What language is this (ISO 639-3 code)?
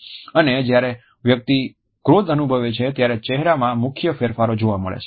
guj